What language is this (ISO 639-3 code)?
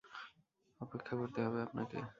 ben